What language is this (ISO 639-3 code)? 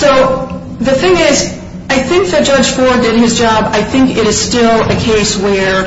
eng